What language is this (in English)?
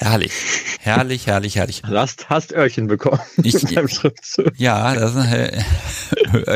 German